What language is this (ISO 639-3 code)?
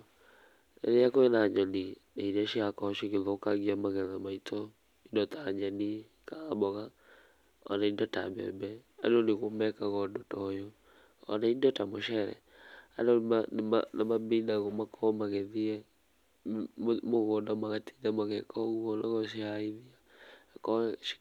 kik